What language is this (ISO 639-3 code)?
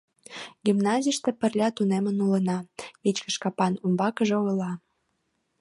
chm